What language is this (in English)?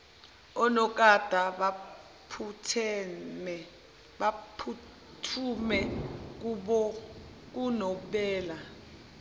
Zulu